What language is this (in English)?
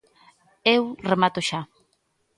Galician